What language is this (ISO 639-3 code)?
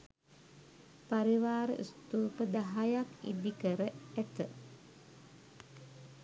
sin